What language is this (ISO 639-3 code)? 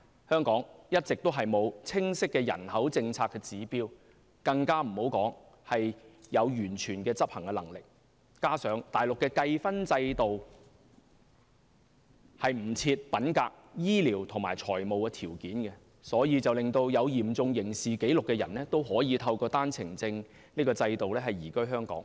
yue